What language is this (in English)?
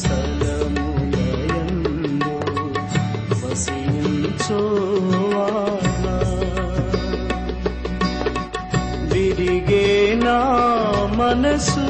Telugu